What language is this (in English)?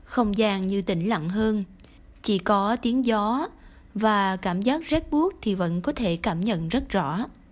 Vietnamese